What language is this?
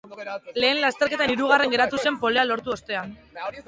Basque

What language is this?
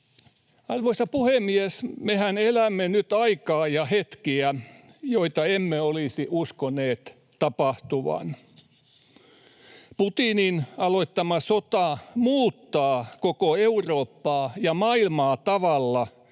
Finnish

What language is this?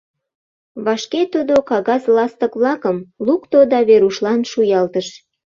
Mari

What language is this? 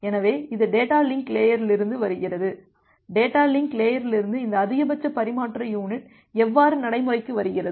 Tamil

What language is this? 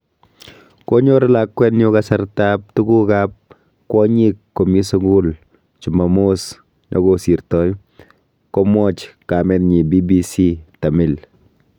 Kalenjin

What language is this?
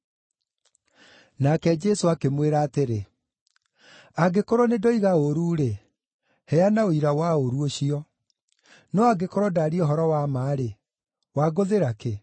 Kikuyu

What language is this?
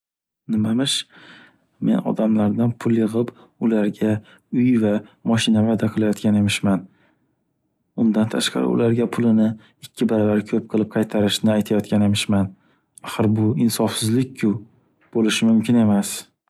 Uzbek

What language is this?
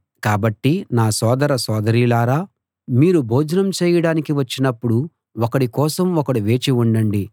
Telugu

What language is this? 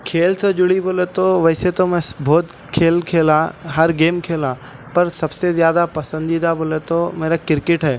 Urdu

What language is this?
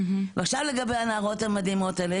Hebrew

